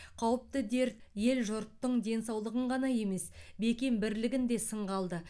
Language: Kazakh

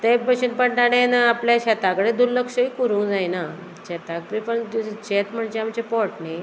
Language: Konkani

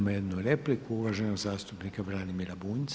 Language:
Croatian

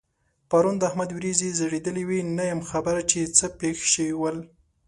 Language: Pashto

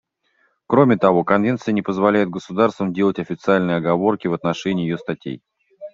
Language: Russian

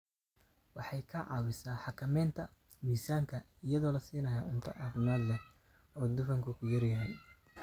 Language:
Somali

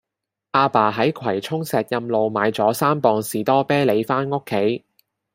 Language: Cantonese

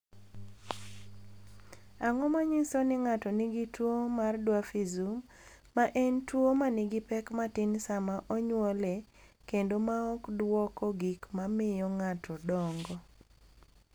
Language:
Luo (Kenya and Tanzania)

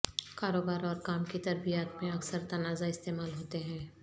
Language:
Urdu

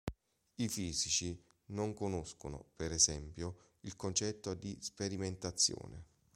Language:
Italian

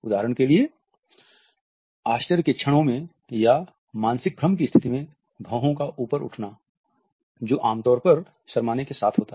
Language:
Hindi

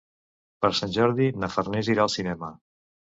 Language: Catalan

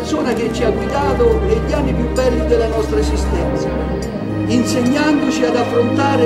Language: Italian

